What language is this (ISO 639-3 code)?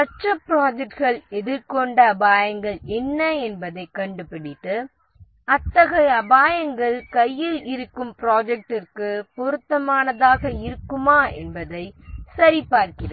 tam